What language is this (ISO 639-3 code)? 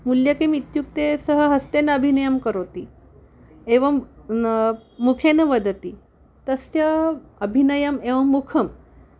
san